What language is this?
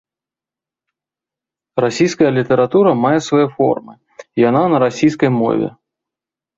Belarusian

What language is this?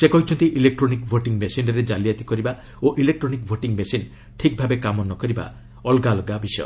Odia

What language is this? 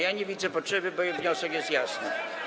Polish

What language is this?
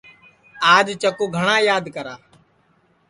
Sansi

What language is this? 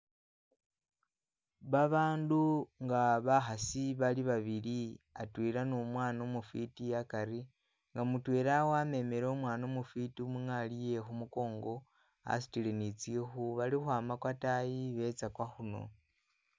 Masaaba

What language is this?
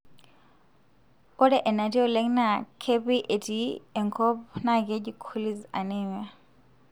Masai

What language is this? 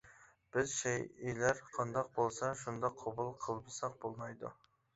Uyghur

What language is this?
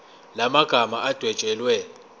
Zulu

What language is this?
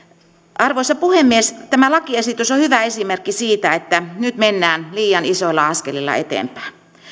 Finnish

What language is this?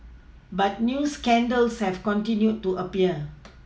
English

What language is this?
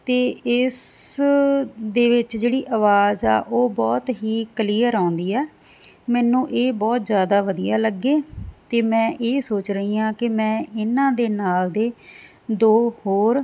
Punjabi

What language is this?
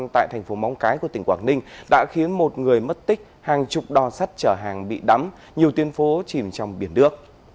Vietnamese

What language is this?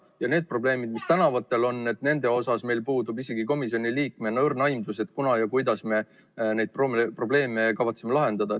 Estonian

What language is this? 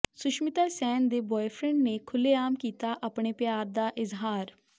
Punjabi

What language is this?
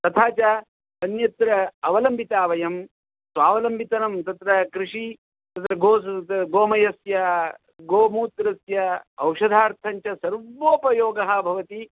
Sanskrit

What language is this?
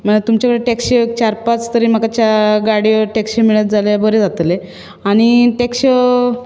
Konkani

